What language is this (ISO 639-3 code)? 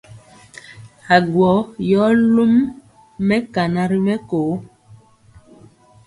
mcx